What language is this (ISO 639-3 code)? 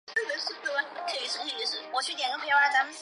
zho